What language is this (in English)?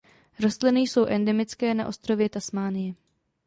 Czech